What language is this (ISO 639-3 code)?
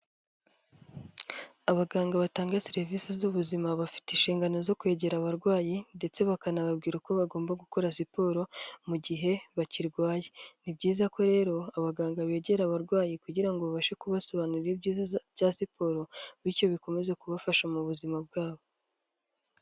kin